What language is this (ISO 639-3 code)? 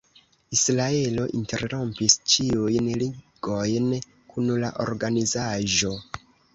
epo